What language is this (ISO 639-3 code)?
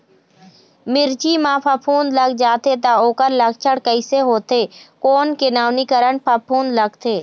hne